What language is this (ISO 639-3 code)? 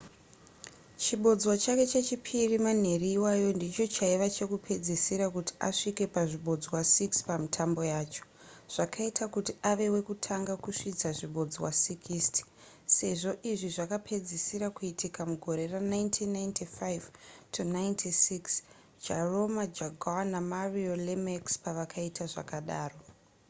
sna